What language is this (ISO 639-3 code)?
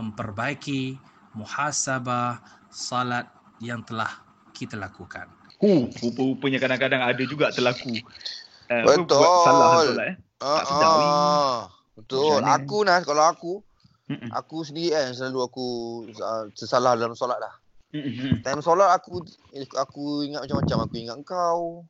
msa